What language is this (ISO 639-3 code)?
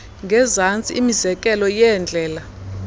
xho